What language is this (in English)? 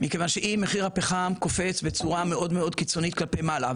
Hebrew